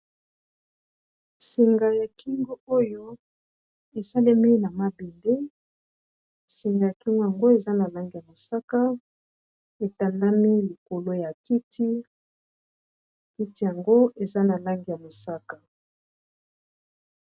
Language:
Lingala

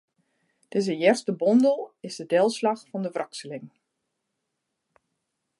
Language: Western Frisian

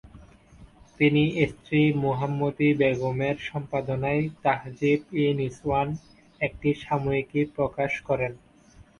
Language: Bangla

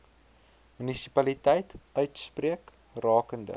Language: Afrikaans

